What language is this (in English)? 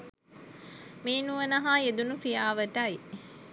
Sinhala